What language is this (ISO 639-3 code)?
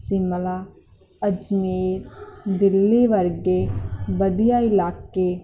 pan